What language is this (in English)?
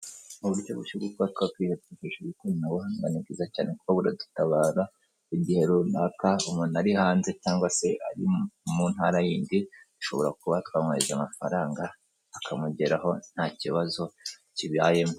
Kinyarwanda